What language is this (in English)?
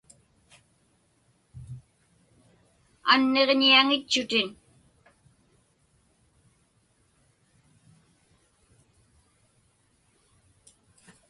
Inupiaq